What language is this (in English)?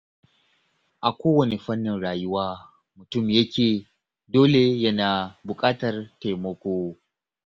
Hausa